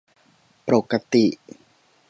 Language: Thai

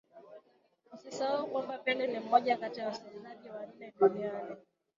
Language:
Swahili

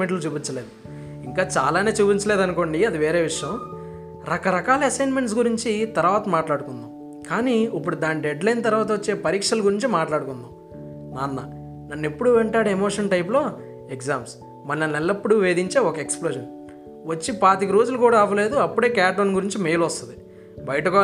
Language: Telugu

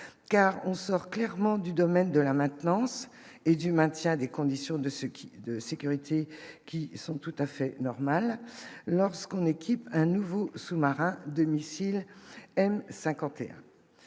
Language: French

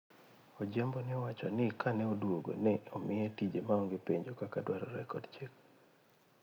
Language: Luo (Kenya and Tanzania)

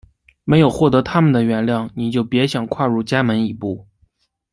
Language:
Chinese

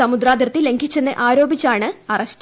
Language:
Malayalam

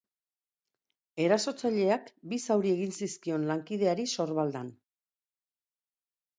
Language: Basque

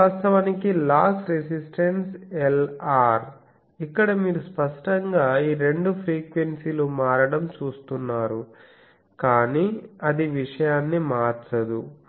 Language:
Telugu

